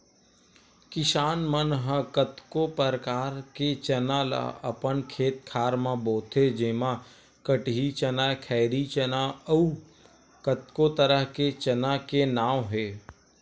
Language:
Chhattisgarhi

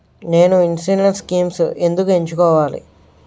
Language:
Telugu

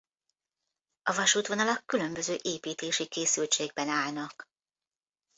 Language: Hungarian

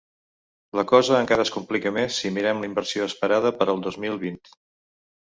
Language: Catalan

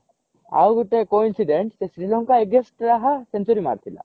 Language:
Odia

